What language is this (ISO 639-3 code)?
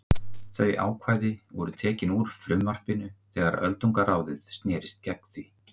isl